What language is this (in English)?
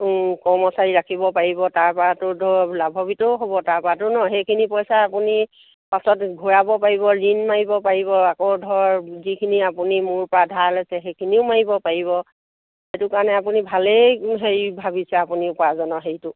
Assamese